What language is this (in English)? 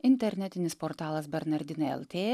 Lithuanian